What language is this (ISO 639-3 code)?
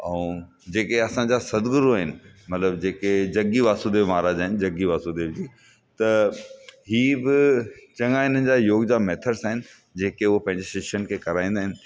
snd